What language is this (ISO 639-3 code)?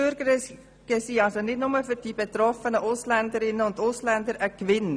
gsw